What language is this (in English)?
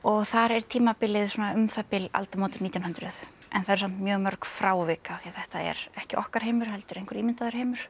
Icelandic